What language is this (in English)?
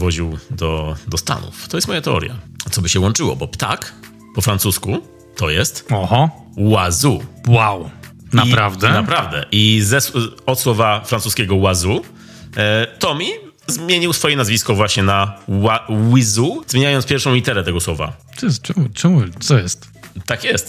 Polish